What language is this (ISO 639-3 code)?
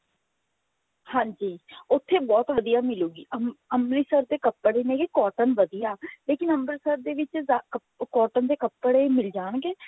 pan